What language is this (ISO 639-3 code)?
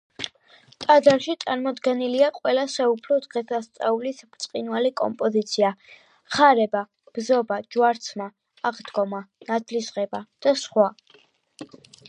kat